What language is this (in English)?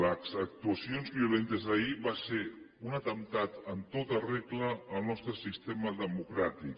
Catalan